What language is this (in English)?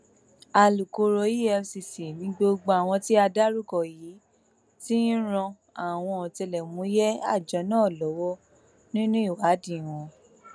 Yoruba